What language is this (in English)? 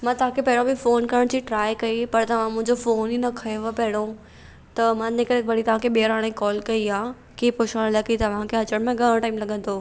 Sindhi